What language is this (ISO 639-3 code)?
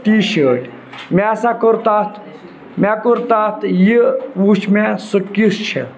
kas